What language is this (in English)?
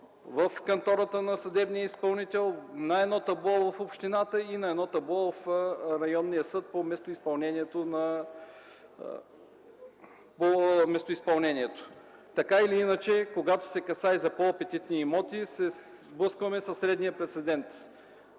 Bulgarian